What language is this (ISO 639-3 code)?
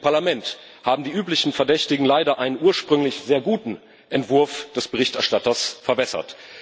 deu